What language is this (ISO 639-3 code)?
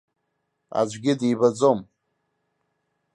abk